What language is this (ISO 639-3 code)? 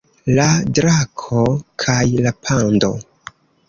epo